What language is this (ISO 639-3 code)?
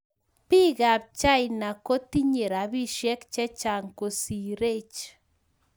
kln